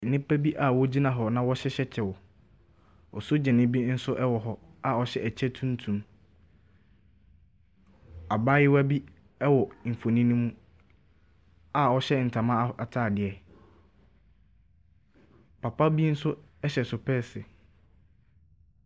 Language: Akan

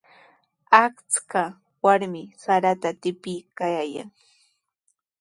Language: Sihuas Ancash Quechua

